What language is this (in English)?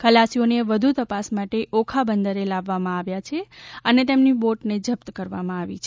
Gujarati